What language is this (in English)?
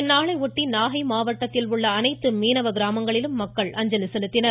Tamil